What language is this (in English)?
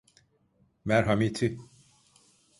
Turkish